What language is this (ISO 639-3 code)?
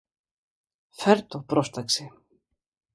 ell